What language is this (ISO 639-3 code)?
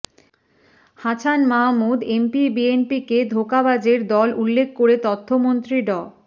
ben